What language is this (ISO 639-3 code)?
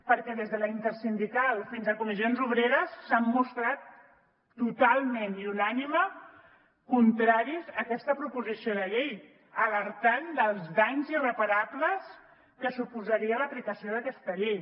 cat